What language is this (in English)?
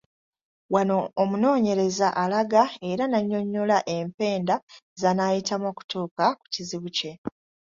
Ganda